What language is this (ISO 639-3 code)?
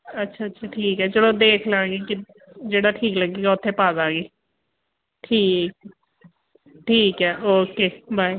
pan